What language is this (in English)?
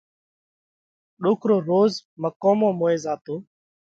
Parkari Koli